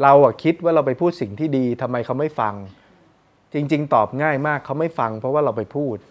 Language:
Thai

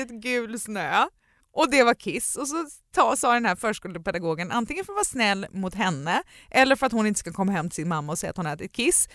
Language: Swedish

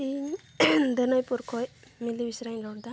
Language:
Santali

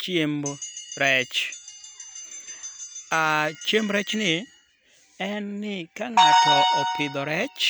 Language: Luo (Kenya and Tanzania)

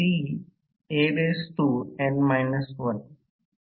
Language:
Marathi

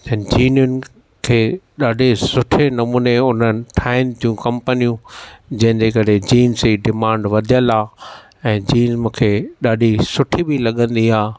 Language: Sindhi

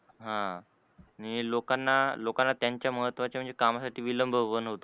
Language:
Marathi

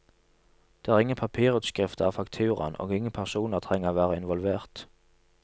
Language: Norwegian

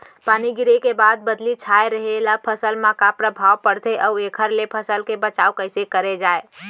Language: Chhattisgarhi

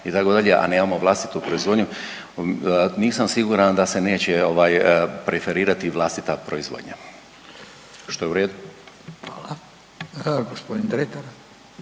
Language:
Croatian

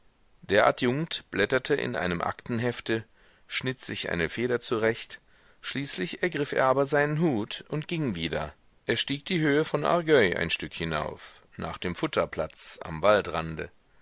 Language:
German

